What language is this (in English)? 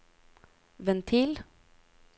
Norwegian